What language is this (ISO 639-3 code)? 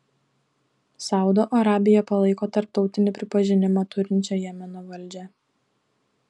lit